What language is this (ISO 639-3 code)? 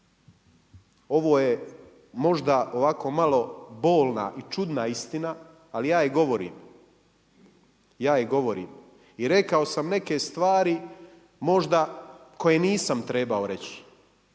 hrv